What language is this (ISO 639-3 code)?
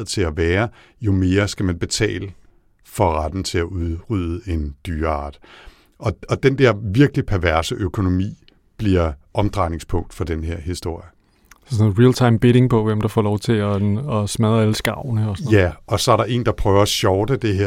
dan